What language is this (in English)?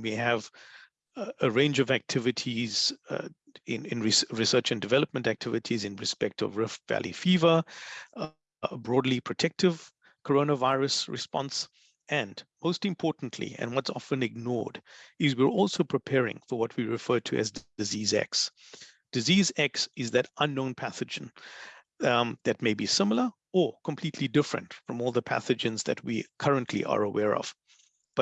English